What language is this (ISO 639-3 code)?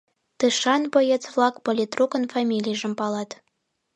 chm